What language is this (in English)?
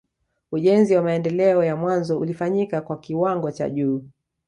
Swahili